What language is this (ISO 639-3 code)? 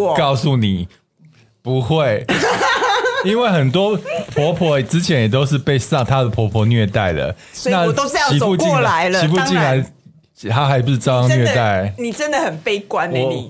zho